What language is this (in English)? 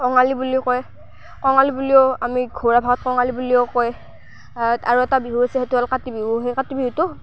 Assamese